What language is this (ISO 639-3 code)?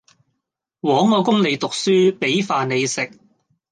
yue